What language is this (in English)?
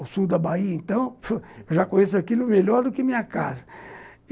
Portuguese